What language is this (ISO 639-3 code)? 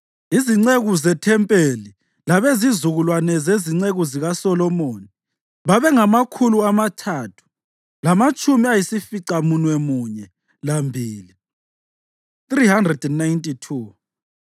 nde